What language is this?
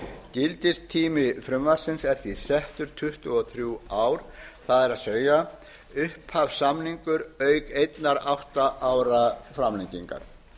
Icelandic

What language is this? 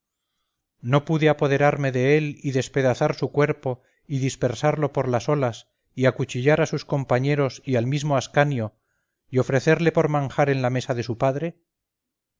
Spanish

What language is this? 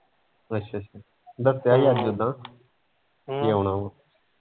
Punjabi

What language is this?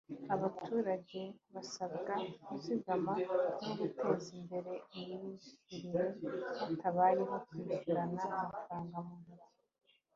Kinyarwanda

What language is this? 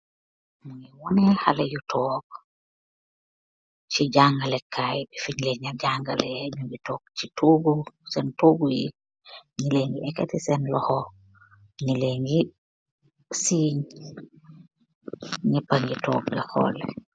Wolof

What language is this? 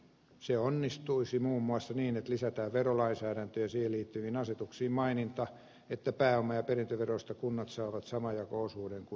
Finnish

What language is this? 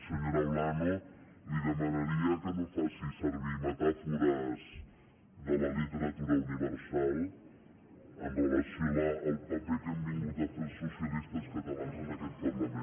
Catalan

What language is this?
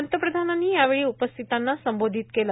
Marathi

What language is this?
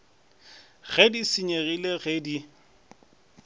Northern Sotho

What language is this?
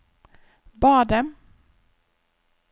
Norwegian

